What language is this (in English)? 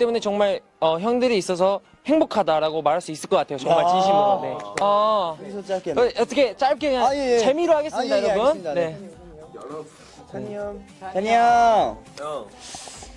Korean